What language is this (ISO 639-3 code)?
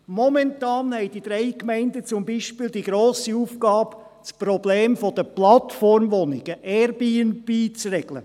gsw